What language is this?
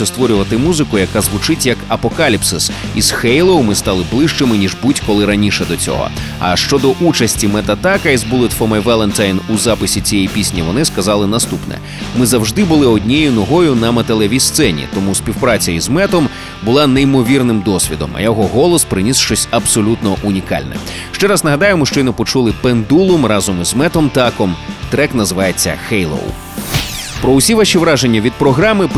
Ukrainian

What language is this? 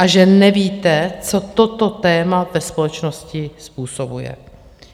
Czech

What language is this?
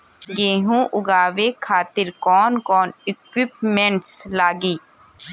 Bhojpuri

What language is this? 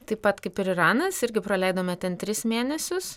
Lithuanian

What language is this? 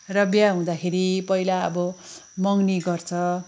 Nepali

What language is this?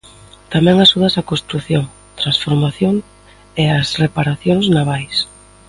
Galician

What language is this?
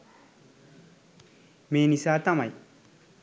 Sinhala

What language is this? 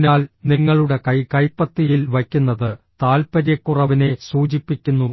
Malayalam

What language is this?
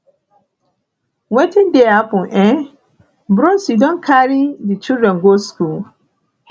Nigerian Pidgin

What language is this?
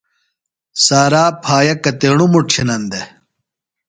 Phalura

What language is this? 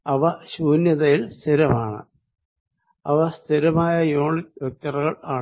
Malayalam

